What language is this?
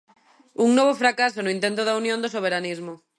Galician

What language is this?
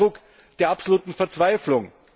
German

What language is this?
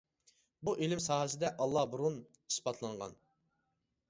Uyghur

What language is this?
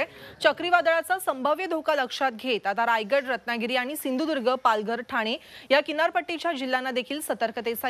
Hindi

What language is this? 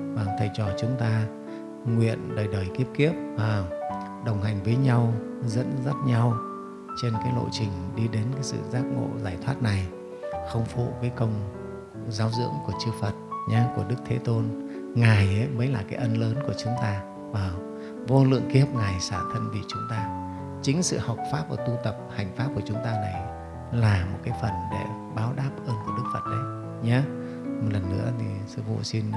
Vietnamese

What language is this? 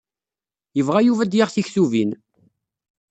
Kabyle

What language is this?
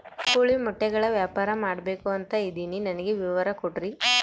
Kannada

